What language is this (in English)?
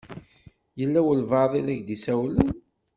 Kabyle